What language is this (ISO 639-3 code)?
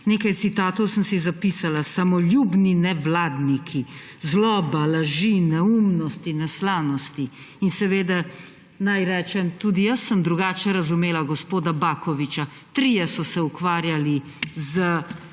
slv